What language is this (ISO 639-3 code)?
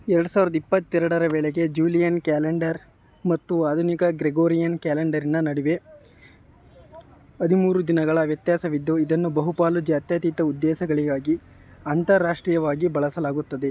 kan